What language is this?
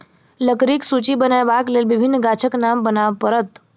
Maithili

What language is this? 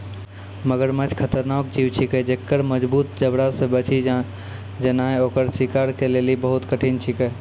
Maithili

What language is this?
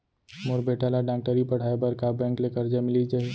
Chhattisgarhi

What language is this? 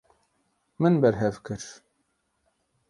Kurdish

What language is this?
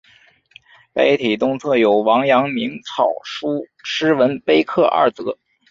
Chinese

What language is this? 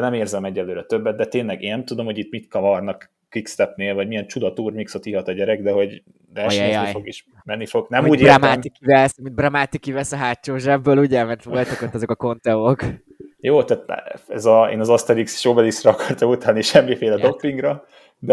Hungarian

